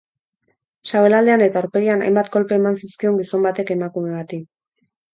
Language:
Basque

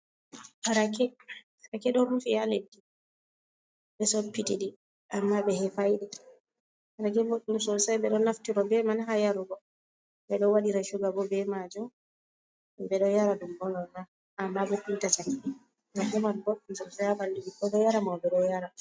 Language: Fula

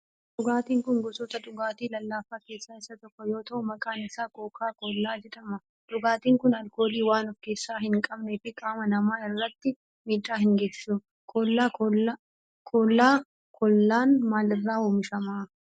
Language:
Oromo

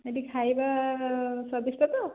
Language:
Odia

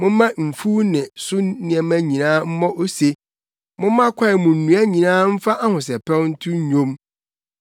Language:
Akan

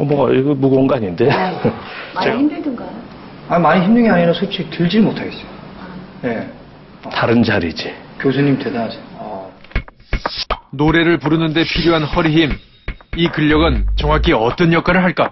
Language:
Korean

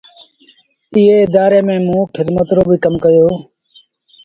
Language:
Sindhi Bhil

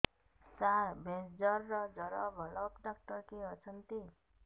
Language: Odia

